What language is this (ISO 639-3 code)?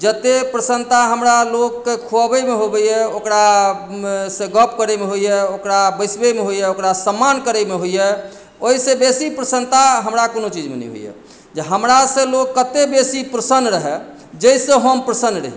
mai